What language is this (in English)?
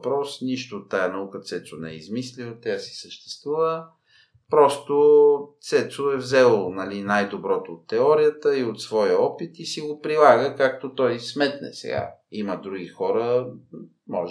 Bulgarian